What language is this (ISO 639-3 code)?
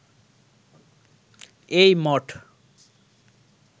ben